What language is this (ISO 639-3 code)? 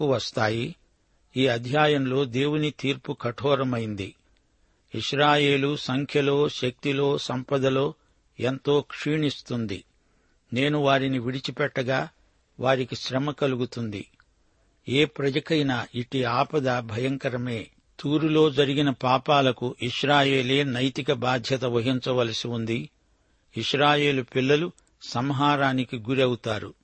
tel